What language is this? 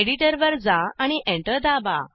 Marathi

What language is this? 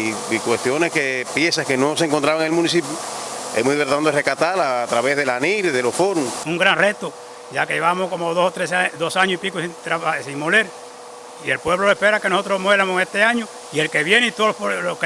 Spanish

